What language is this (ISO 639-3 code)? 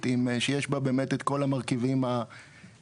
heb